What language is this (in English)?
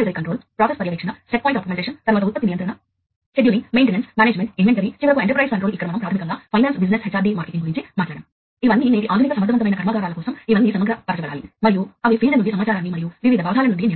Telugu